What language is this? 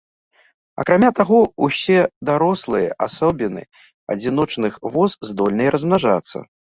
Belarusian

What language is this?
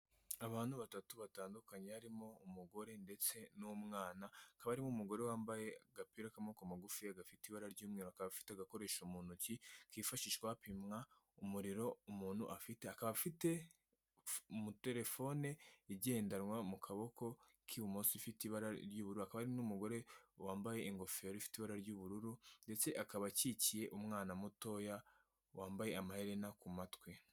Kinyarwanda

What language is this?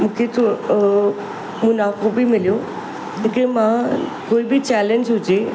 Sindhi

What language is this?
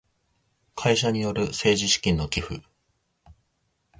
Japanese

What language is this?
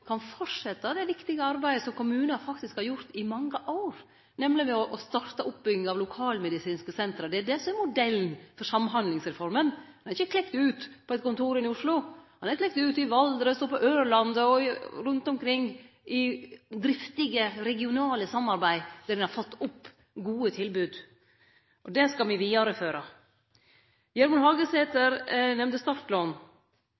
Norwegian Nynorsk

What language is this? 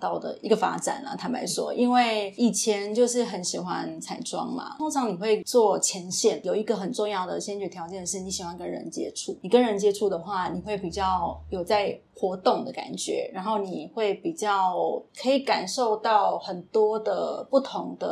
Chinese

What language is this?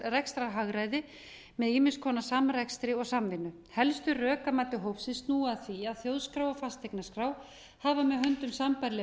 Icelandic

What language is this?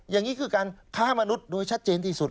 Thai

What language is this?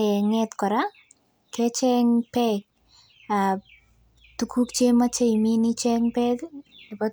Kalenjin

